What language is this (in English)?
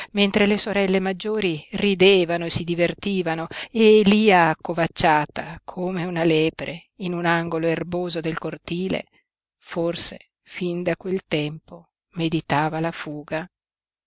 Italian